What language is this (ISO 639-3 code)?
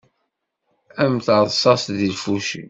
kab